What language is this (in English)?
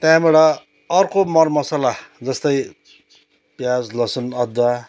Nepali